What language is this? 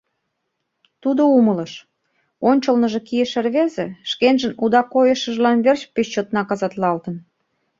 Mari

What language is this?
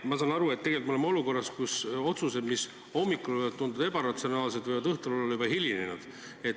Estonian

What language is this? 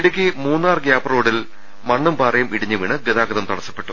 Malayalam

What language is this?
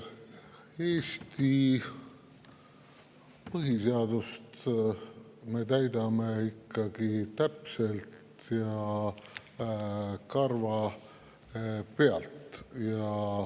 Estonian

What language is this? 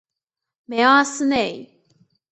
Chinese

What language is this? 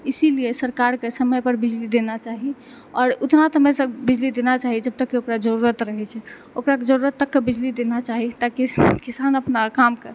Maithili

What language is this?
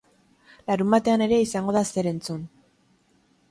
Basque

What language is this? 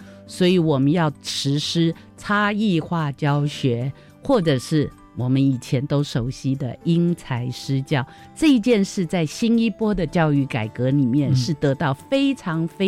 Chinese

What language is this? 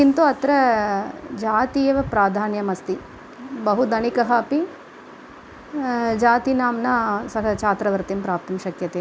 Sanskrit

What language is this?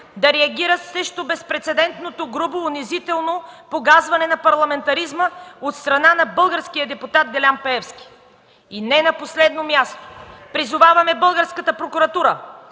Bulgarian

